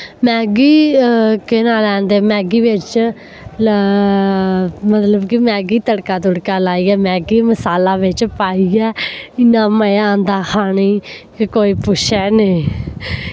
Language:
Dogri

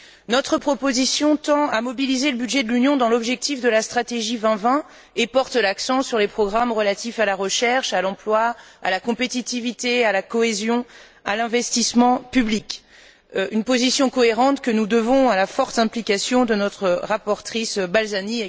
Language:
French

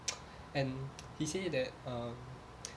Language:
English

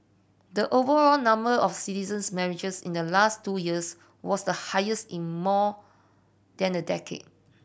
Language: English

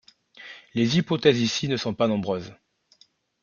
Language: French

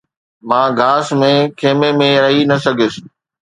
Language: Sindhi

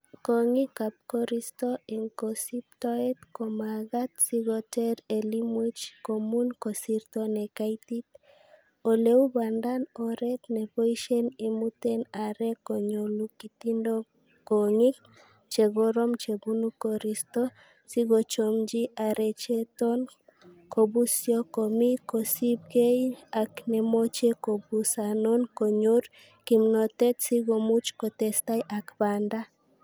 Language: Kalenjin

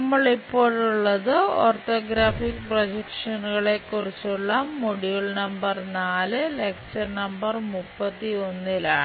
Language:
Malayalam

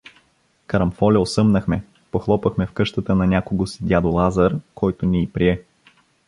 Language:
Bulgarian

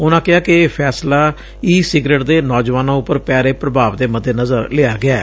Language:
Punjabi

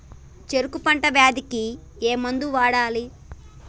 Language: Telugu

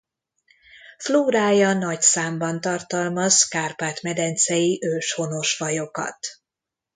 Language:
Hungarian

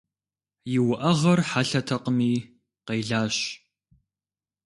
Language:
Kabardian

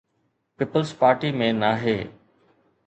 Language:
Sindhi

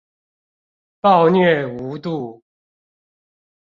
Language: Chinese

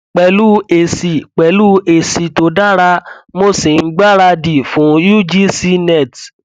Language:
Yoruba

